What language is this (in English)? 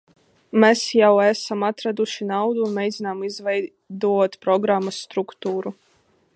Latvian